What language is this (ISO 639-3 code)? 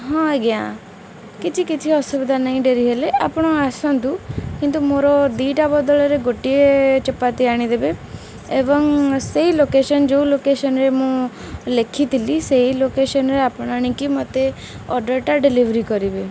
ori